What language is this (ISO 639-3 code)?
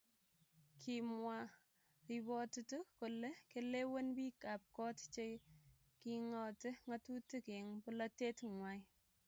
kln